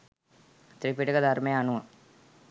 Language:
Sinhala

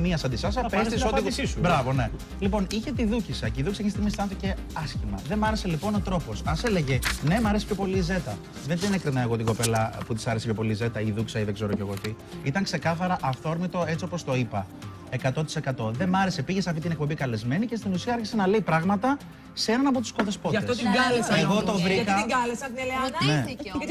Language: Greek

